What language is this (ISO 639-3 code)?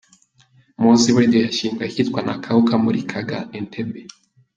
kin